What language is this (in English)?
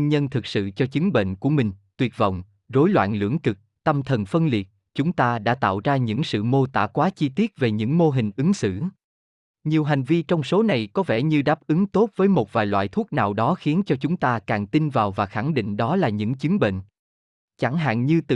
Vietnamese